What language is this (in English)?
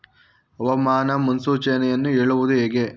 Kannada